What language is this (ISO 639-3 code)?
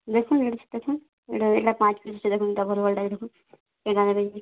ori